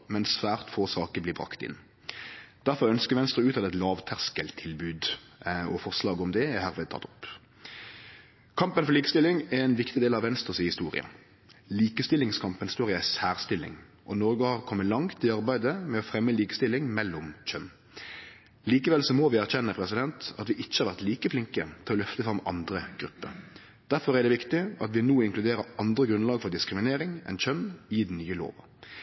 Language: Norwegian Nynorsk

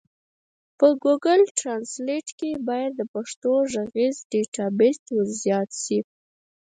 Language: Pashto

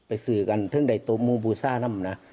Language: Thai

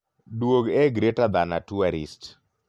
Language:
Luo (Kenya and Tanzania)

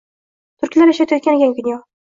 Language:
Uzbek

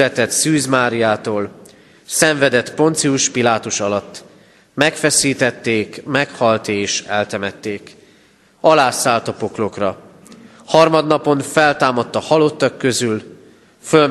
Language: Hungarian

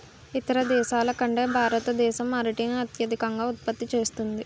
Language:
Telugu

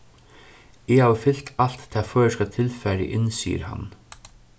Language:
Faroese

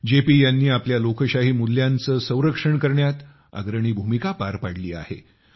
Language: Marathi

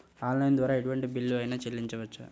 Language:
Telugu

